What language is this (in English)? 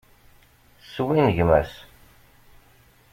Kabyle